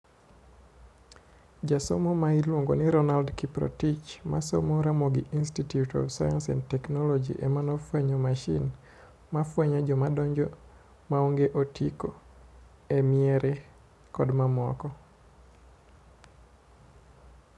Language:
Luo (Kenya and Tanzania)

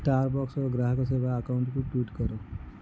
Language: Odia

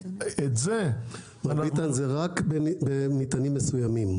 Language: Hebrew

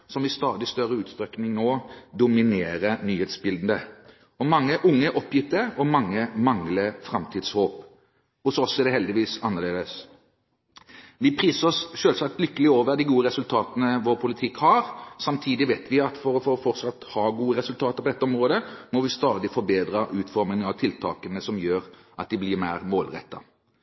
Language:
Norwegian Bokmål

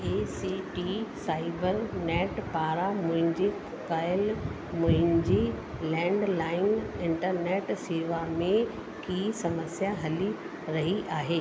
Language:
Sindhi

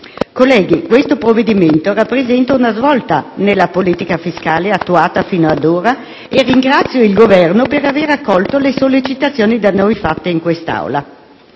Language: Italian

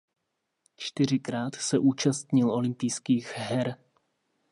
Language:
Czech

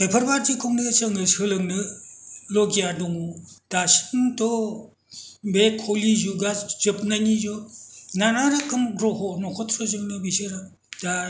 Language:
Bodo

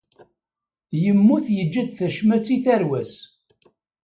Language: Kabyle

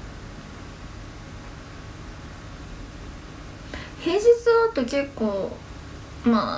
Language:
Japanese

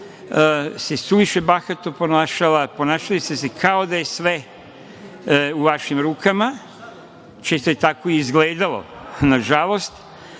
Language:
Serbian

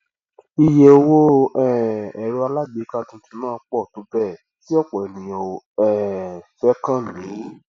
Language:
Yoruba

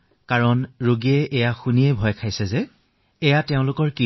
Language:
Assamese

